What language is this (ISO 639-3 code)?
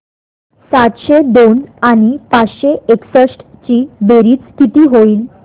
mar